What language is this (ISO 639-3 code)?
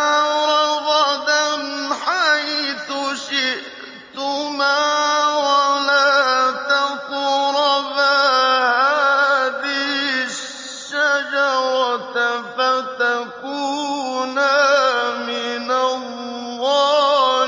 ara